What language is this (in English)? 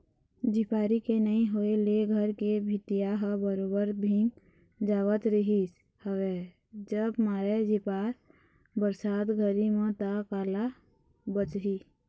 Chhattisgarhi